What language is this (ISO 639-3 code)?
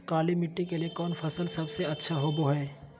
mag